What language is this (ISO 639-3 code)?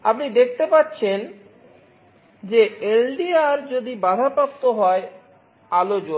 ben